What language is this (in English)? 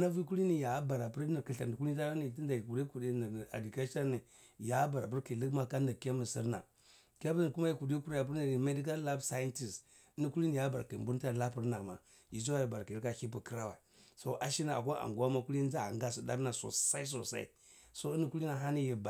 Cibak